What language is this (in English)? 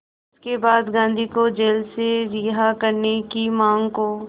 Hindi